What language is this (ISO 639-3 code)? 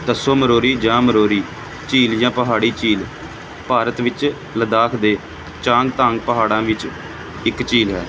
pan